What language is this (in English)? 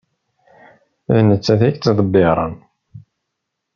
Kabyle